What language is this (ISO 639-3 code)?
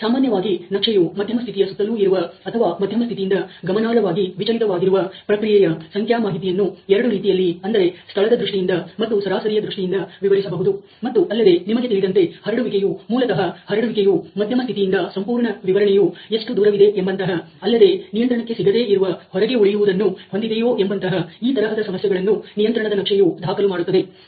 kan